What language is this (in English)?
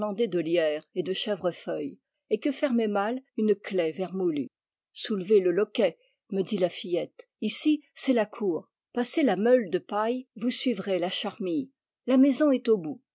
French